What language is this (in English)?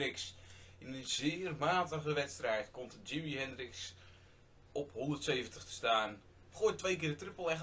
Dutch